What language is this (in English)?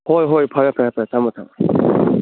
Manipuri